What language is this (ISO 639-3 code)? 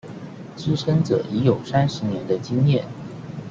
zho